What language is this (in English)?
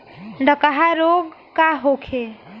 Bhojpuri